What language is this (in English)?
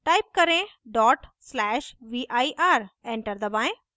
Hindi